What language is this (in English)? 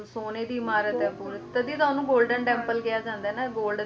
Punjabi